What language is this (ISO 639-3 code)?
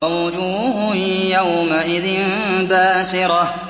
ara